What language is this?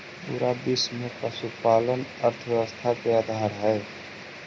Magahi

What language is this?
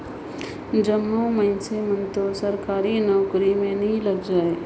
Chhattisgarhi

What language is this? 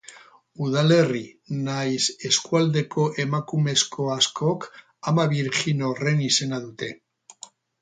Basque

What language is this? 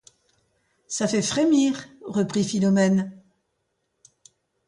French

